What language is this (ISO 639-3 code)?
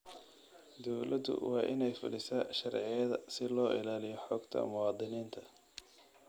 som